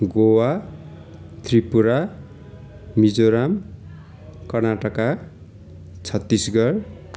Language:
Nepali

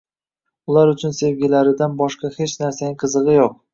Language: Uzbek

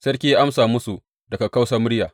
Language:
Hausa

